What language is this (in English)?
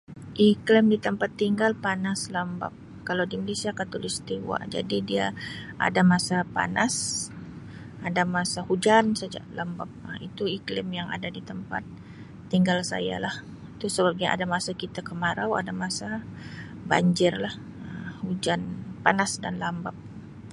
Sabah Malay